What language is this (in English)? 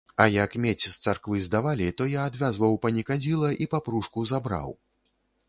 Belarusian